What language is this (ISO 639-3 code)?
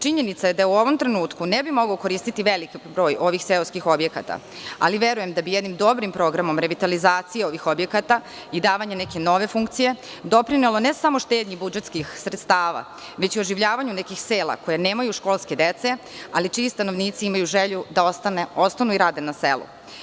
srp